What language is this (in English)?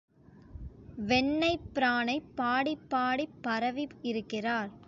Tamil